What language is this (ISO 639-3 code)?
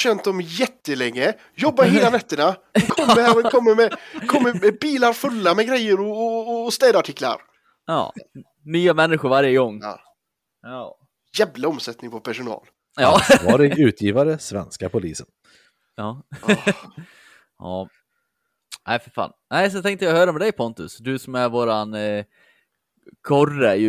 swe